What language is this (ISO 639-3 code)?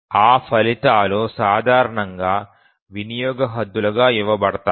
tel